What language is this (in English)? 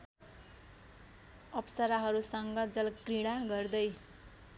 Nepali